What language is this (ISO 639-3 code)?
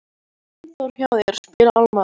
isl